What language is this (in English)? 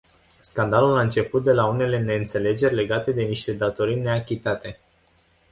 Romanian